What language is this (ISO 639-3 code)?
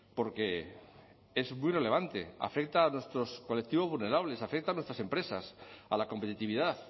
spa